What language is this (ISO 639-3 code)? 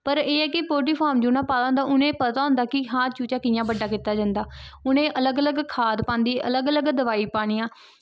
doi